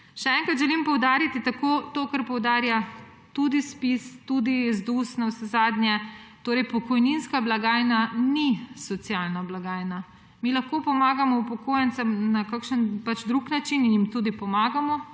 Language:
Slovenian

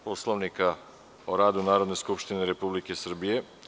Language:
Serbian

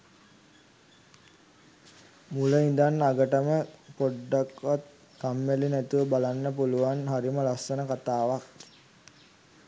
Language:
Sinhala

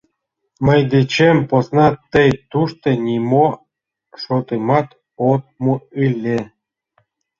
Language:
Mari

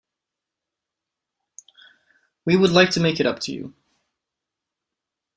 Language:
English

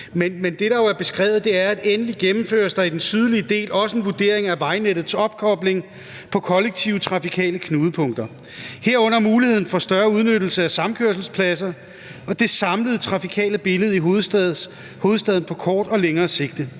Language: Danish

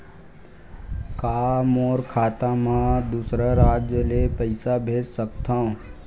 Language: Chhattisgarhi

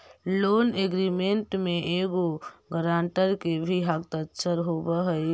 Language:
Magahi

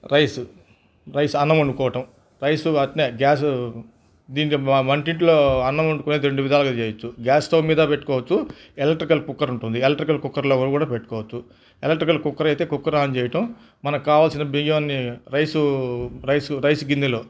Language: Telugu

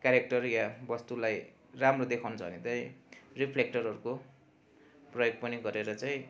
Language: Nepali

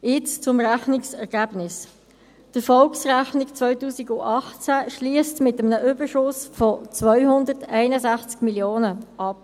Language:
Swiss German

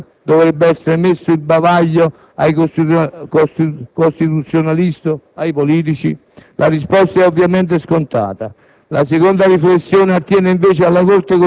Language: Italian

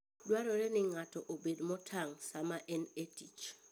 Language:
Luo (Kenya and Tanzania)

